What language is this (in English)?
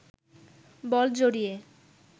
Bangla